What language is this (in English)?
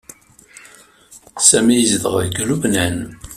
Kabyle